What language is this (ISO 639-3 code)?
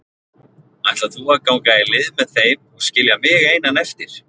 isl